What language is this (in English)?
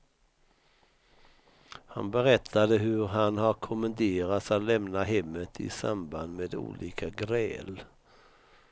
Swedish